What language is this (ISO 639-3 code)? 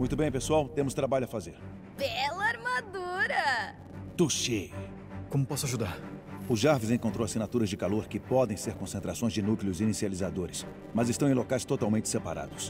por